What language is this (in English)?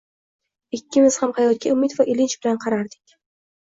Uzbek